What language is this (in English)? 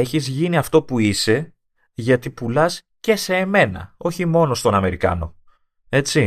Greek